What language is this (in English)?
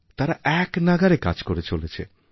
Bangla